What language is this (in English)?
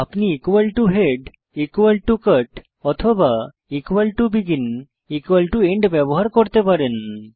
Bangla